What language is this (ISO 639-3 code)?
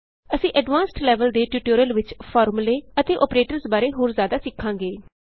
pan